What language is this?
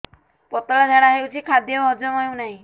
Odia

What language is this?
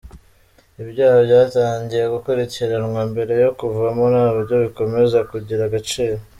Kinyarwanda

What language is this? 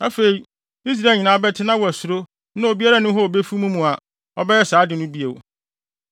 Akan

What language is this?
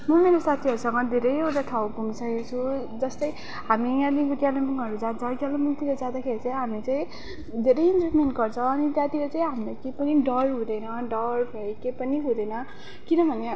Nepali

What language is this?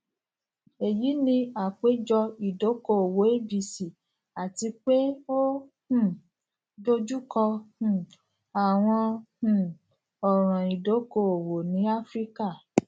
Yoruba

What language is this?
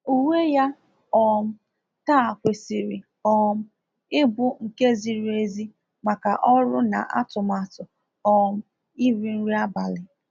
Igbo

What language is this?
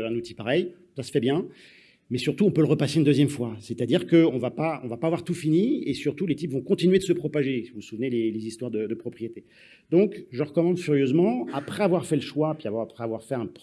French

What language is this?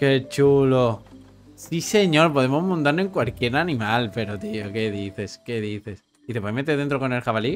Spanish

